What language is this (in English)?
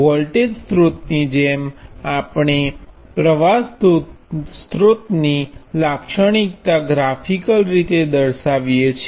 Gujarati